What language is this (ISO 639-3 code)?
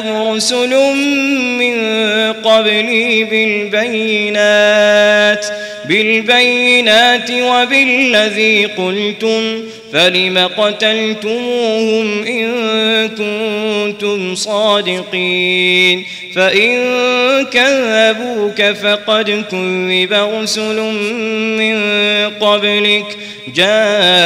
ara